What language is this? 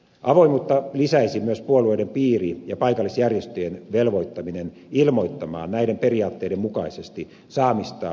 Finnish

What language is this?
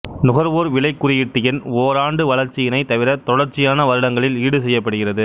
Tamil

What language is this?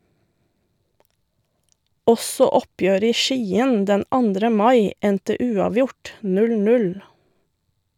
Norwegian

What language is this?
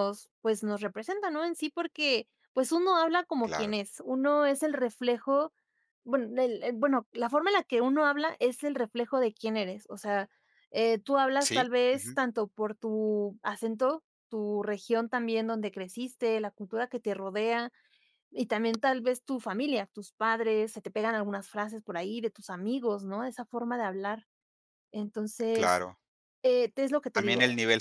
Spanish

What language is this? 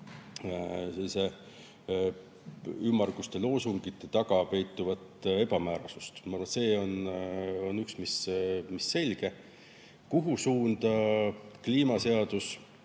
Estonian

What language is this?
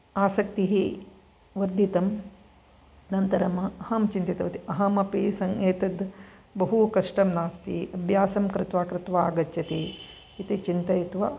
Sanskrit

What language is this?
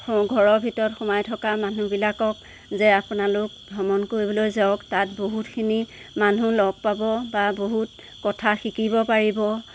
Assamese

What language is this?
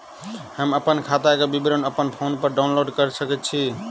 Maithili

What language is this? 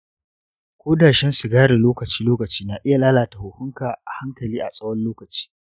Hausa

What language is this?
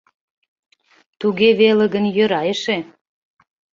Mari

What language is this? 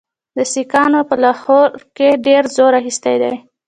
Pashto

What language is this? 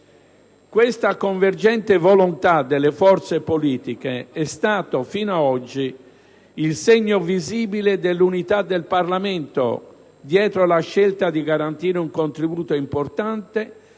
Italian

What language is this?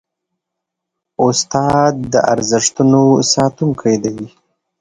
Pashto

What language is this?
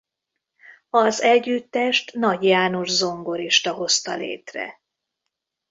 Hungarian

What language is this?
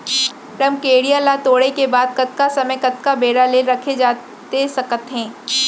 Chhattisgarhi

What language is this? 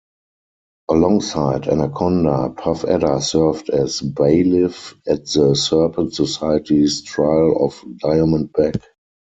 English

